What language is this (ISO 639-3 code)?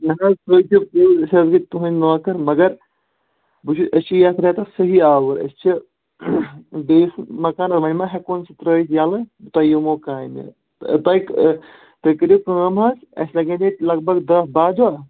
kas